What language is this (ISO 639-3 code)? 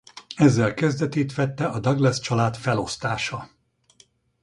hun